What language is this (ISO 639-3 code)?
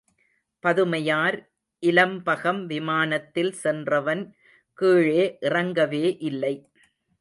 tam